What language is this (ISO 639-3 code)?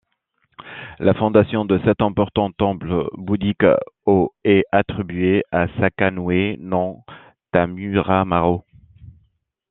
fra